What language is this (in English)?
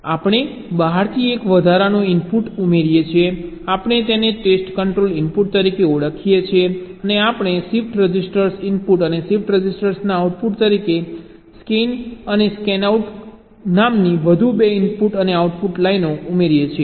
Gujarati